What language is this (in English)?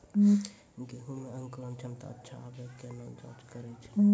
Maithili